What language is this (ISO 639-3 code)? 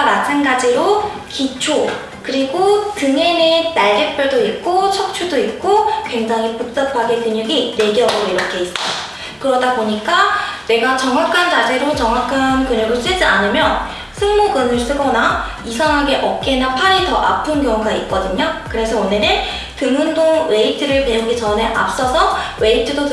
kor